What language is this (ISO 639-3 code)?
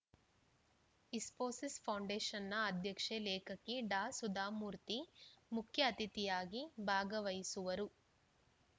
kan